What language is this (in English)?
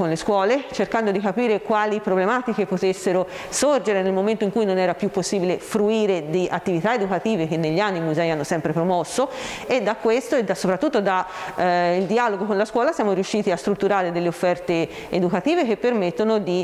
Italian